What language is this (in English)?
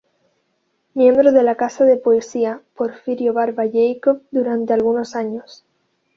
Spanish